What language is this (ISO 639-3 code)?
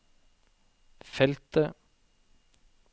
nor